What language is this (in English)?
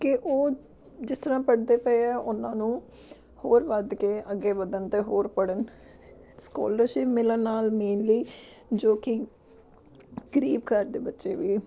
Punjabi